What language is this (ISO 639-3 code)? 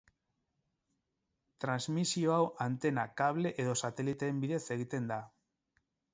eus